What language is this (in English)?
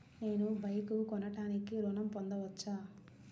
Telugu